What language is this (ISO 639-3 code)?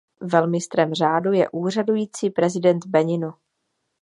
ces